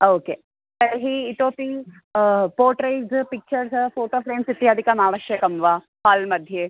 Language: Sanskrit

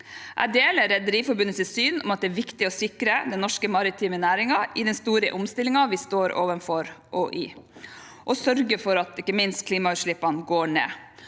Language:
Norwegian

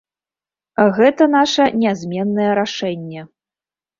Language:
Belarusian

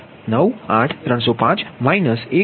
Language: Gujarati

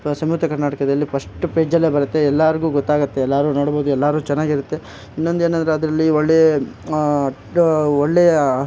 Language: Kannada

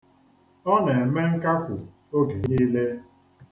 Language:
Igbo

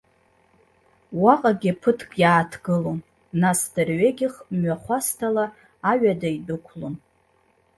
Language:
Abkhazian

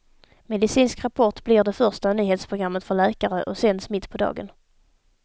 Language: Swedish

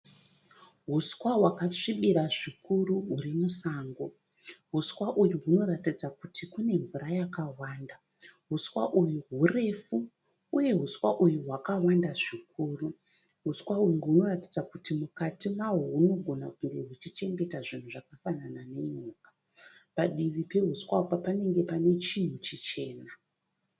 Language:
Shona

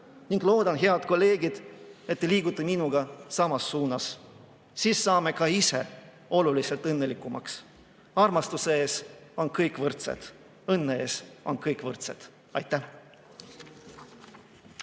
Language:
Estonian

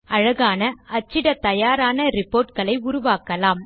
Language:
Tamil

